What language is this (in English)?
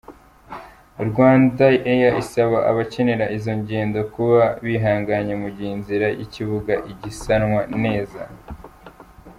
Kinyarwanda